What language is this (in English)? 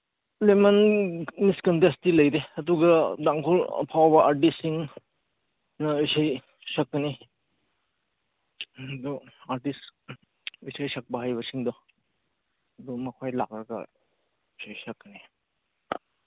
Manipuri